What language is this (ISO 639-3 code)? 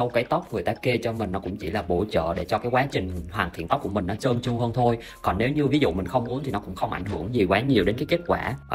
vie